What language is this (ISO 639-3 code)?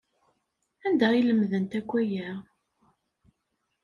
kab